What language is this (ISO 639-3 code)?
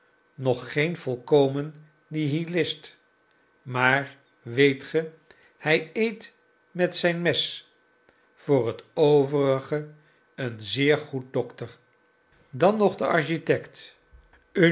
nld